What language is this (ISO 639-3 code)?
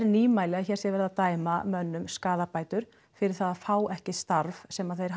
isl